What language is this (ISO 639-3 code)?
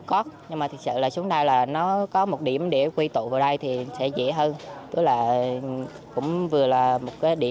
vie